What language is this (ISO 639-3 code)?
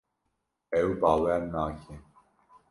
kur